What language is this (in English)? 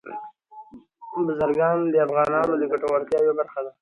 Pashto